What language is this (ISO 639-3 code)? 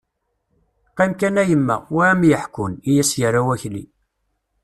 kab